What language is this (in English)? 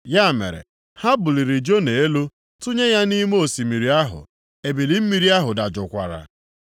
Igbo